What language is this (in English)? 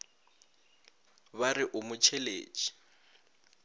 Northern Sotho